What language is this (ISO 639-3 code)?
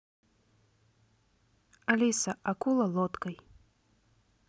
rus